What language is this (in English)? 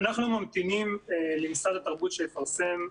Hebrew